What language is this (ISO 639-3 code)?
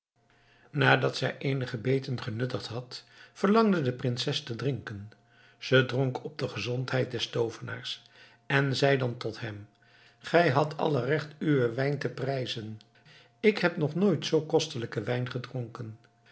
nld